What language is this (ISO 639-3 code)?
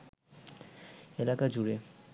ben